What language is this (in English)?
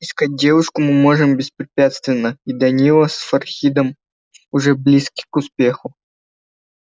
Russian